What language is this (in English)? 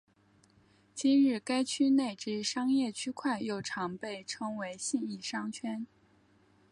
Chinese